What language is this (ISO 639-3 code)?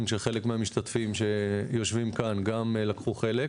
heb